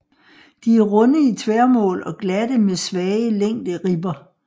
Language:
Danish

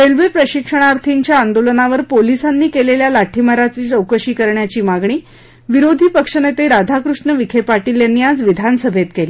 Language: Marathi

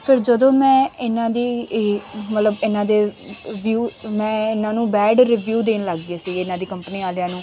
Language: Punjabi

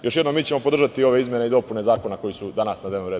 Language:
Serbian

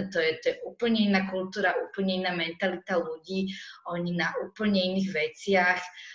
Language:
Slovak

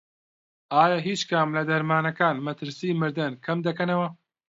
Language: Central Kurdish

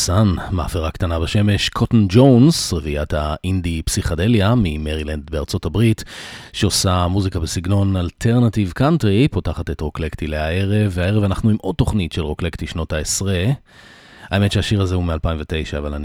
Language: Hebrew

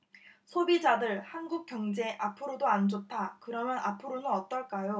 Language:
Korean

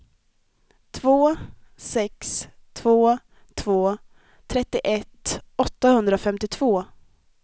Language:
Swedish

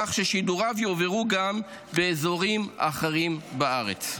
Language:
Hebrew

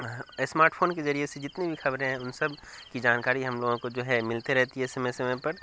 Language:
Urdu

